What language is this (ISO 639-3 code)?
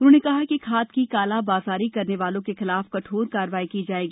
hin